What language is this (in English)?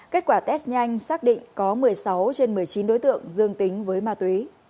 Vietnamese